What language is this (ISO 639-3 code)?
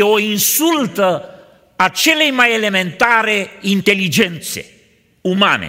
ron